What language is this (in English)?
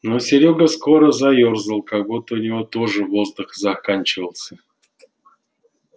Russian